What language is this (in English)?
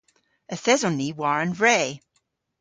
Cornish